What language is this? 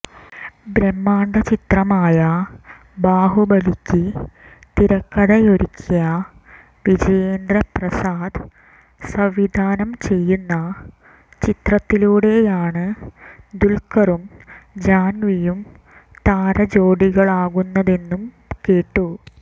Malayalam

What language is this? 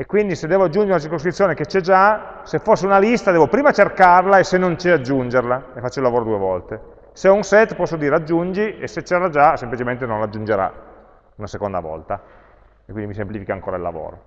Italian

